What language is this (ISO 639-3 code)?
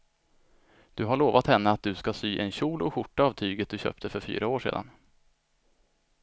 swe